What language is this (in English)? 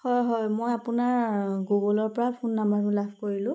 Assamese